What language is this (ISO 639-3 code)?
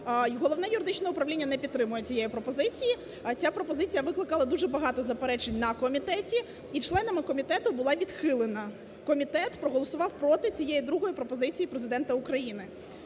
ukr